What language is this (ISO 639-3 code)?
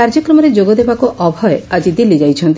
ori